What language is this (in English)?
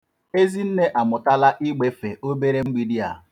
Igbo